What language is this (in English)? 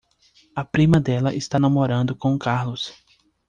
Portuguese